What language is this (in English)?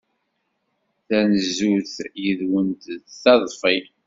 Kabyle